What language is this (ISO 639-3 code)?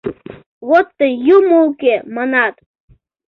chm